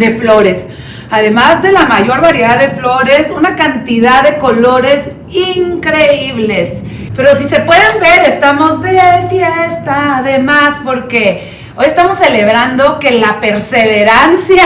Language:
Spanish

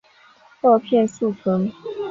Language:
Chinese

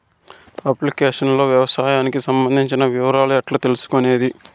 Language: Telugu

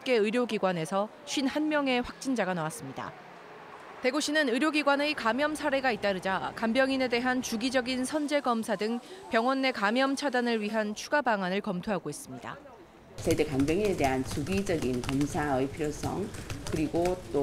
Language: Korean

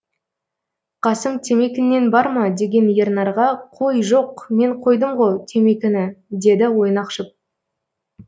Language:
Kazakh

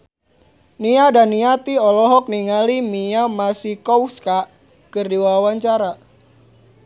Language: Sundanese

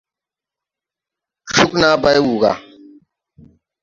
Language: Tupuri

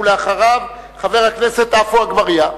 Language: Hebrew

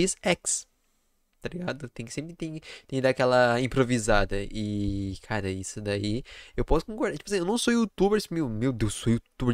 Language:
Portuguese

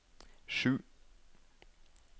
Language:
Norwegian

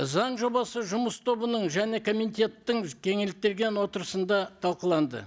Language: Kazakh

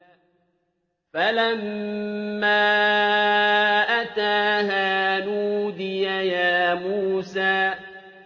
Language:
Arabic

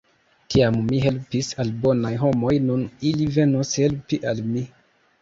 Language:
Esperanto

